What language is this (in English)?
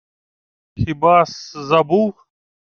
Ukrainian